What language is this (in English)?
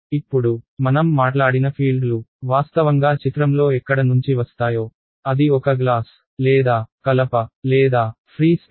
Telugu